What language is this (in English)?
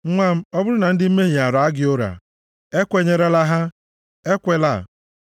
Igbo